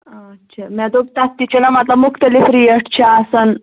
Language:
Kashmiri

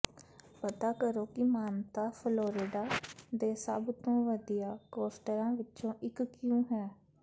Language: Punjabi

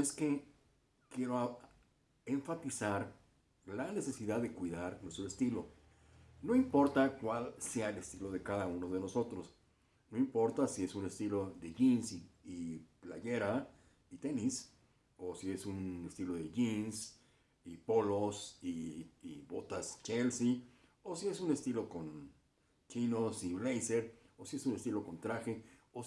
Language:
Spanish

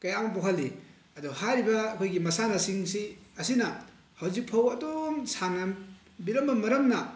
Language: Manipuri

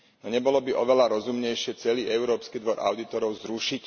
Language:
Slovak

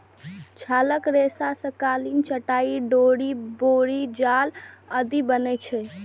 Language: Maithili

